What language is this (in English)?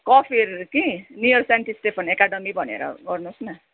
Nepali